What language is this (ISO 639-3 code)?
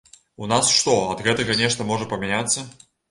bel